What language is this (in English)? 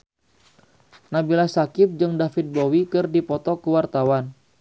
Sundanese